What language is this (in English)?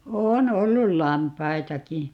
Finnish